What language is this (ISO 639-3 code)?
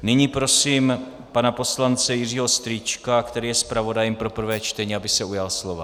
ces